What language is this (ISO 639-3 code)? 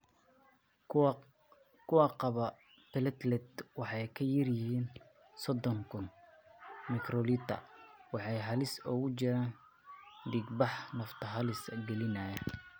som